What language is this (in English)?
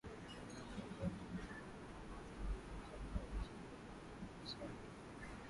Swahili